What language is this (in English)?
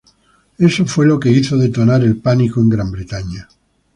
Spanish